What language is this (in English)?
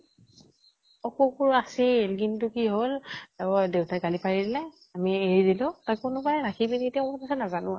Assamese